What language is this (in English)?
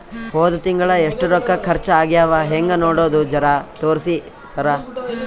Kannada